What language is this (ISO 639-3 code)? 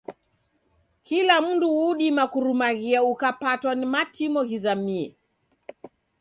dav